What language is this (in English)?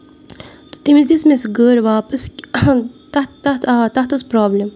Kashmiri